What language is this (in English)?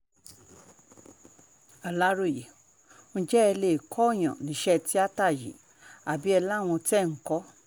Yoruba